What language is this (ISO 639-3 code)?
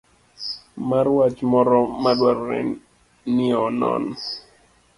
luo